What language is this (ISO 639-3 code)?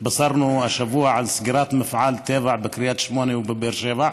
heb